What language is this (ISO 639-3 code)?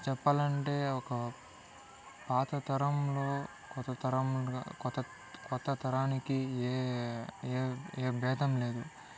tel